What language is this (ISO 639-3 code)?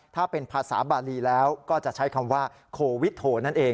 tha